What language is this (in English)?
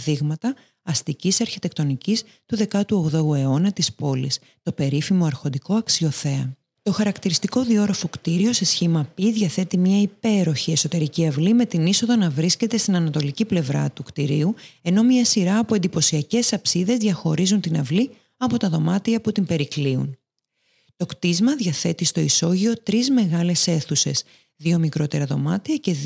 Greek